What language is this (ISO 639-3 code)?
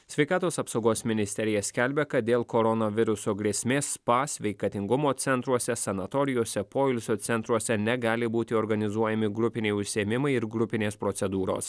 lit